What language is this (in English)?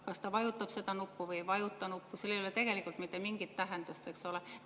Estonian